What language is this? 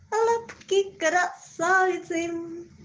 Russian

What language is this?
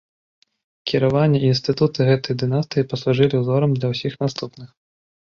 Belarusian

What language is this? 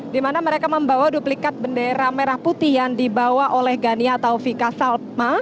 Indonesian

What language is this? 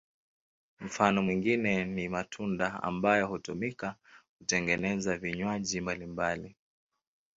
Swahili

